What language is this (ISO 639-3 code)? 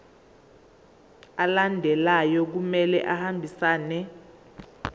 zul